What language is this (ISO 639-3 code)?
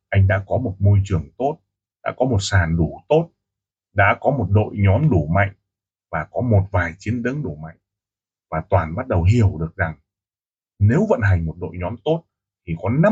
vie